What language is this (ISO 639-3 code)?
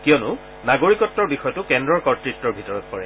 asm